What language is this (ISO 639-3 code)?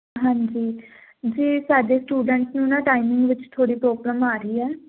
pan